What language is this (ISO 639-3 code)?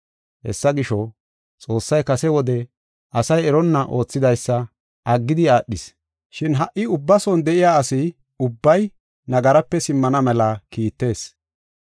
gof